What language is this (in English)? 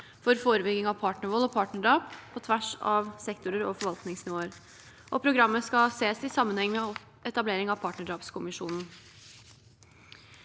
Norwegian